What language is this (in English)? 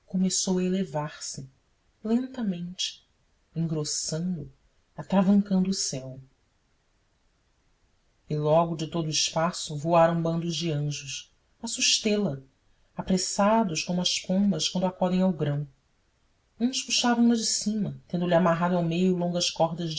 Portuguese